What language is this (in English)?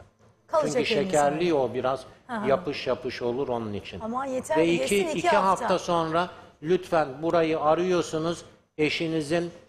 Turkish